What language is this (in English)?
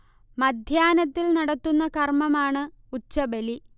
Malayalam